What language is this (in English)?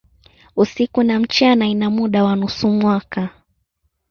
Swahili